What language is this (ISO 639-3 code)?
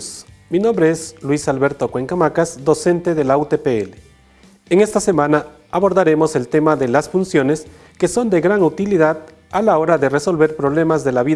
spa